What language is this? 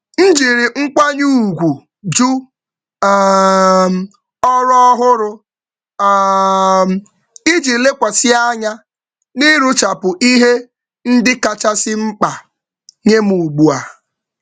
Igbo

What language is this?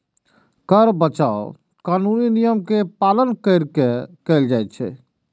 Maithili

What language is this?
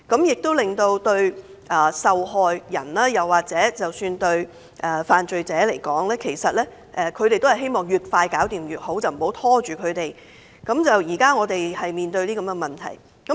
Cantonese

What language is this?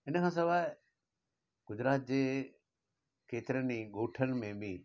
Sindhi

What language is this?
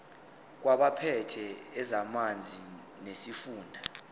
Zulu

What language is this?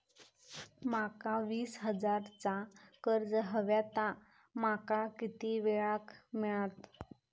Marathi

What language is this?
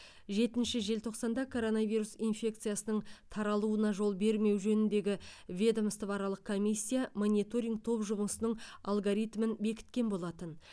Kazakh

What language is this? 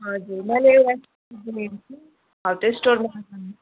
Nepali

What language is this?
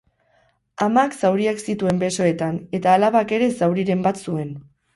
Basque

